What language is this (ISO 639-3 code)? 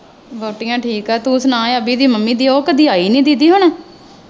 pan